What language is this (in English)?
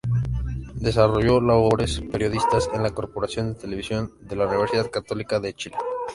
Spanish